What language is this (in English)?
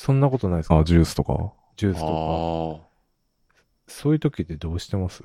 Japanese